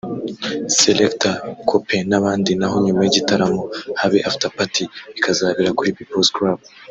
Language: Kinyarwanda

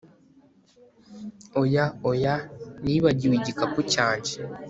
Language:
Kinyarwanda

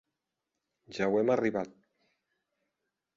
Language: Occitan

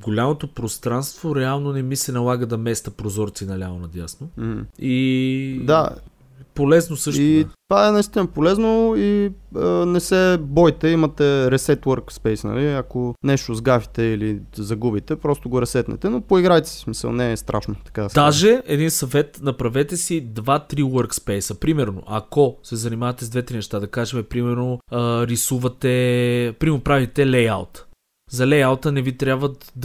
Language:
Bulgarian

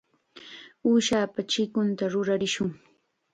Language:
Chiquián Ancash Quechua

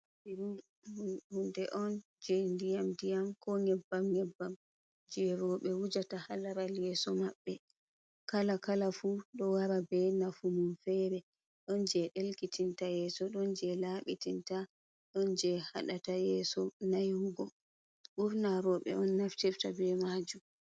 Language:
Fula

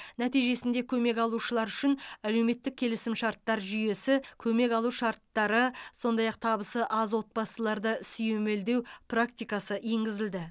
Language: Kazakh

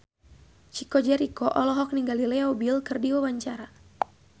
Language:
Sundanese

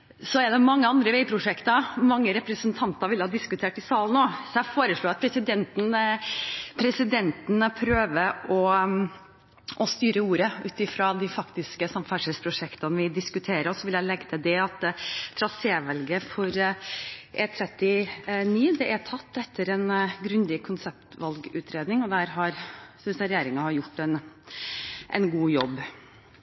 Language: Norwegian Bokmål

